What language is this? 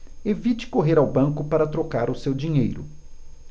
Portuguese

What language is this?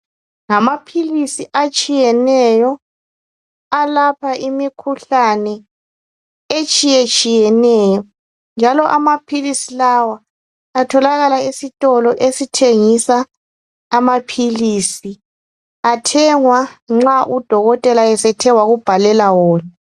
North Ndebele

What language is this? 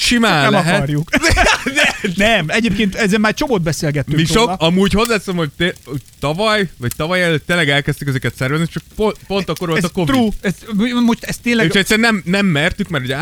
Hungarian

